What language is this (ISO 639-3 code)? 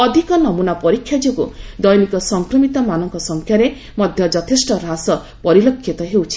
ori